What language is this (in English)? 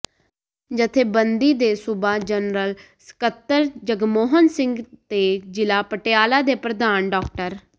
Punjabi